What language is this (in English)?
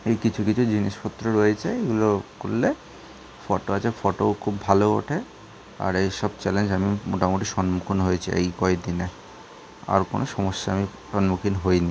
Bangla